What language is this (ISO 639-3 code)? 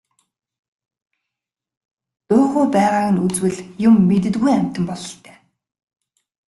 mon